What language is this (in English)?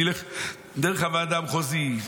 Hebrew